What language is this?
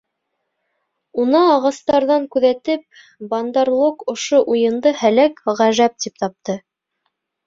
Bashkir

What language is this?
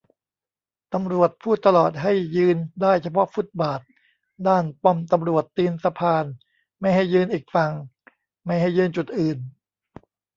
Thai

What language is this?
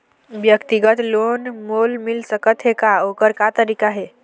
Chhattisgarhi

